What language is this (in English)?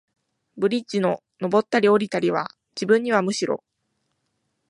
Japanese